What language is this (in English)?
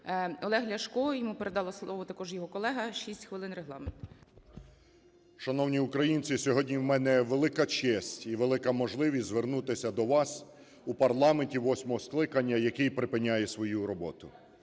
Ukrainian